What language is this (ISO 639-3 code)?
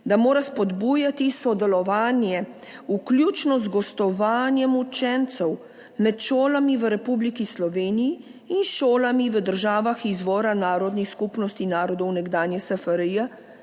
slv